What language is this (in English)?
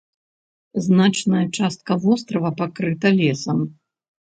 Belarusian